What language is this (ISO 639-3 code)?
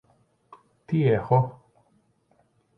ell